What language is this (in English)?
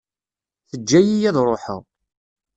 Kabyle